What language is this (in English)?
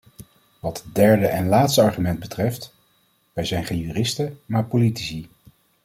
Dutch